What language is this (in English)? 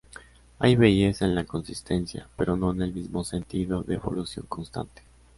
Spanish